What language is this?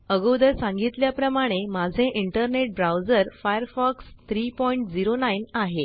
Marathi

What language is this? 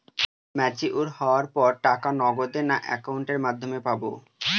Bangla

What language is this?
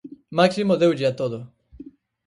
Galician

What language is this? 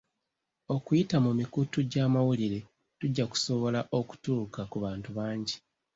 Ganda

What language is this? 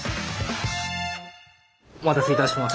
Japanese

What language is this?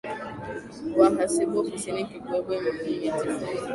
Swahili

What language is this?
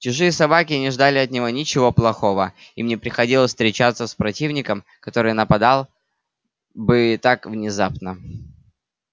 Russian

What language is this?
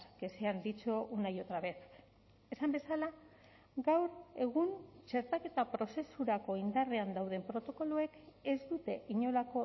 Basque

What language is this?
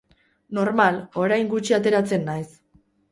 Basque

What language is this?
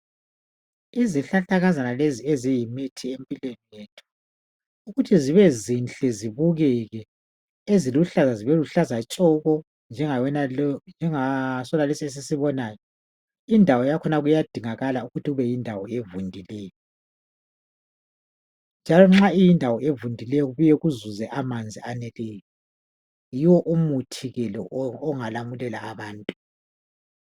North Ndebele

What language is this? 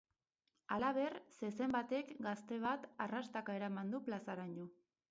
Basque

